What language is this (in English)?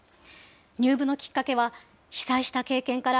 Japanese